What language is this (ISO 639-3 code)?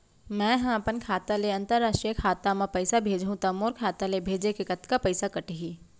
hne